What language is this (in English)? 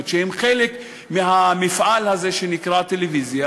Hebrew